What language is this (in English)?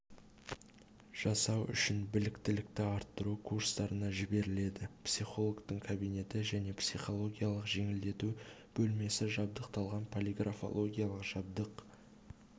Kazakh